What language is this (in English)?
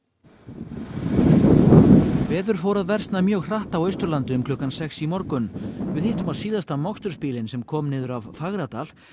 Icelandic